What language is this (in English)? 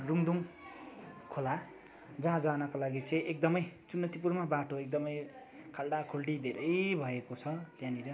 Nepali